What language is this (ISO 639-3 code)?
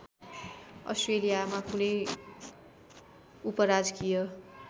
nep